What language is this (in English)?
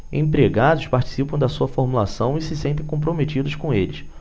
Portuguese